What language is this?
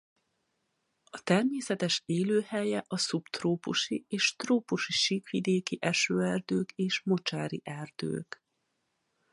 Hungarian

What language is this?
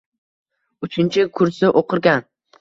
Uzbek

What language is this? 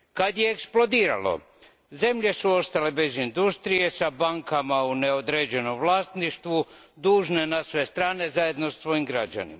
Croatian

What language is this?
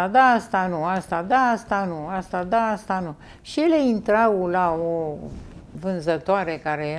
Romanian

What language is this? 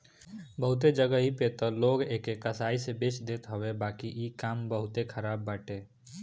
Bhojpuri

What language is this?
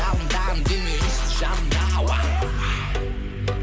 Kazakh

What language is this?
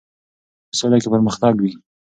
Pashto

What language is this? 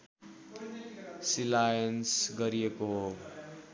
Nepali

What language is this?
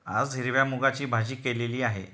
Marathi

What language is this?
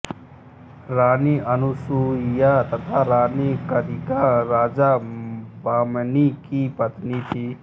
Hindi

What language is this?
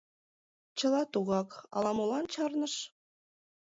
Mari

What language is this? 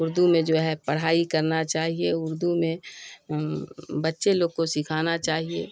Urdu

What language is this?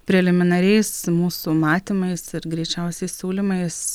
Lithuanian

